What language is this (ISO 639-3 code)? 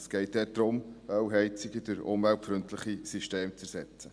gsw